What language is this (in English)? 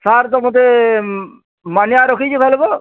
Odia